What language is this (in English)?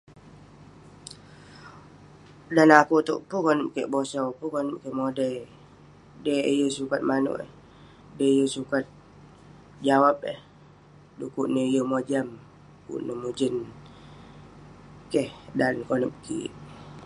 Western Penan